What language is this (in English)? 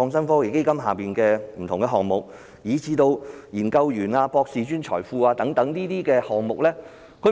Cantonese